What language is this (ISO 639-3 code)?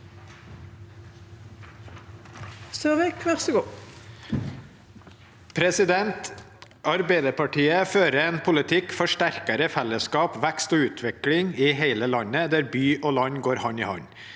nor